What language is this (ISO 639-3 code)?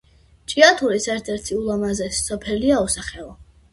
kat